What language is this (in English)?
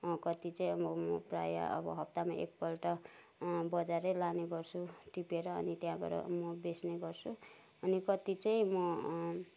Nepali